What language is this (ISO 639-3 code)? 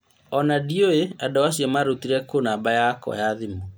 kik